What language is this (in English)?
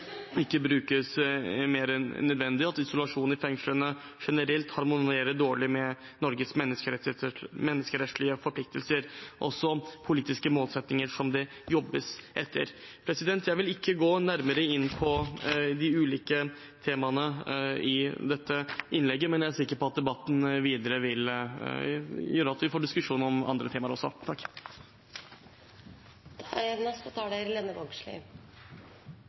Norwegian Bokmål